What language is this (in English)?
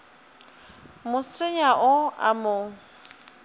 Northern Sotho